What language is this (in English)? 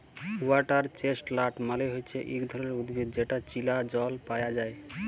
Bangla